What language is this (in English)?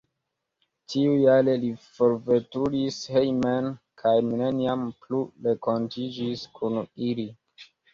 Esperanto